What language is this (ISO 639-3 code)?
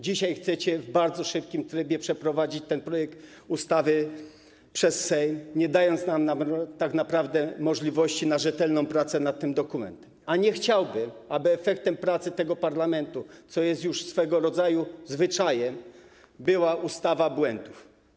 pol